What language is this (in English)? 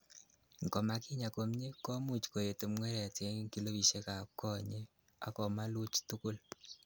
Kalenjin